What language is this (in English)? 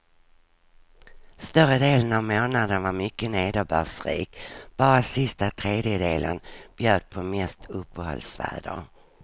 Swedish